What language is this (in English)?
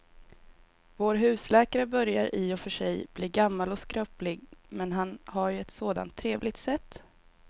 Swedish